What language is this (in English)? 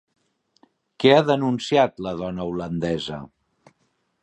Catalan